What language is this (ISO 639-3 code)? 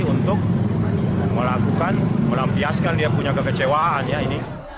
ind